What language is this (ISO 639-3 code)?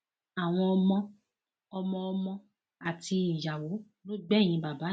yor